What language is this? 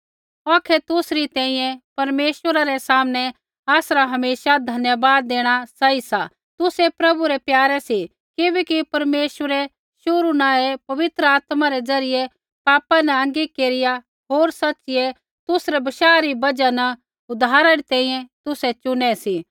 Kullu Pahari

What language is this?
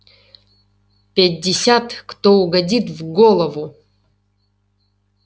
Russian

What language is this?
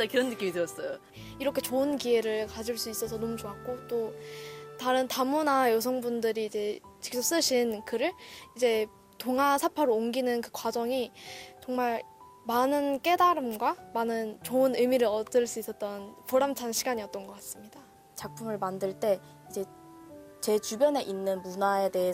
Korean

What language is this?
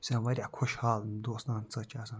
Kashmiri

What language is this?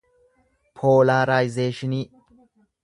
Oromo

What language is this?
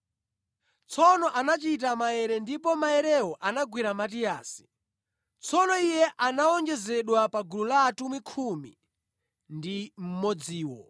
Nyanja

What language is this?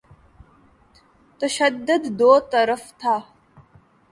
Urdu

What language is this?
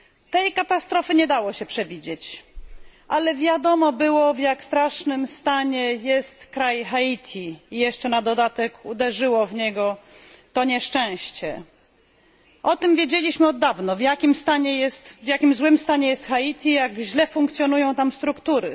Polish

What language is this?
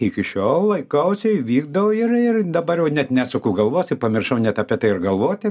Lithuanian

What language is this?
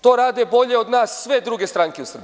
Serbian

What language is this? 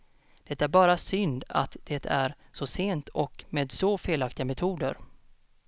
Swedish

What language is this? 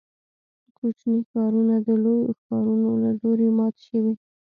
Pashto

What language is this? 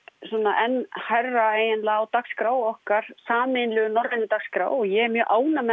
Icelandic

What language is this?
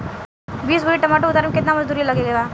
Bhojpuri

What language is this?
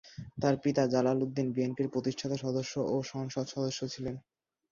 Bangla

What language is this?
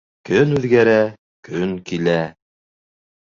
Bashkir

